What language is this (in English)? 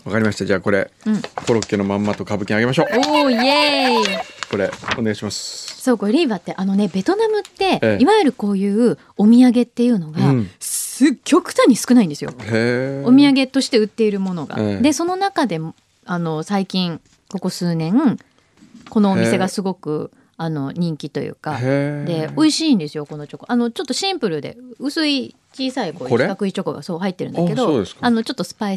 Japanese